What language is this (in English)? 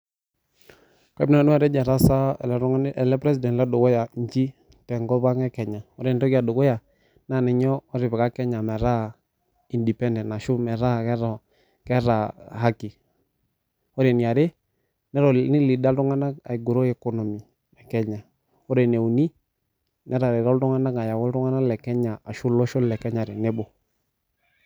Masai